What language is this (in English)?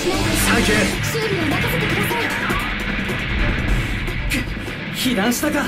Japanese